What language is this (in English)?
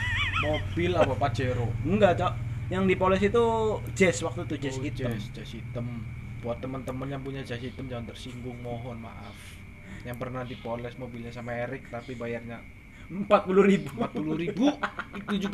Indonesian